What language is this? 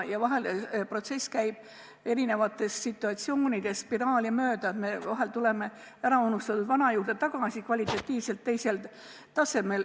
Estonian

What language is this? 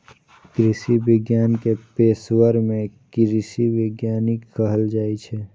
Maithili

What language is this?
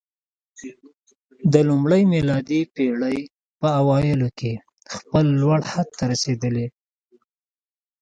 Pashto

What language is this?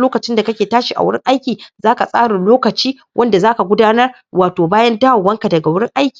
Hausa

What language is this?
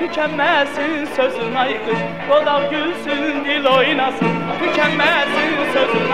Turkish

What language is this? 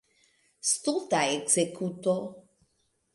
Esperanto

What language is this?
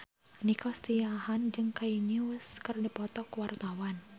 Sundanese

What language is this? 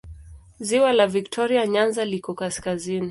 Swahili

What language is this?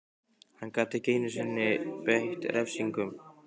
Icelandic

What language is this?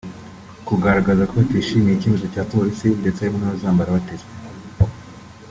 Kinyarwanda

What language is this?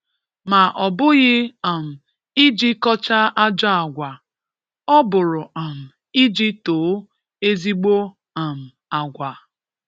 Igbo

